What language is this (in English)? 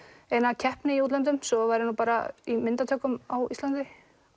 Icelandic